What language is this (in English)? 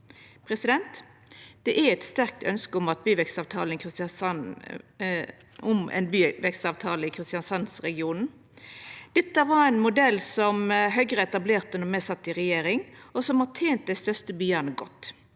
Norwegian